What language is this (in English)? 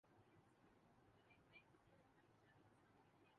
Urdu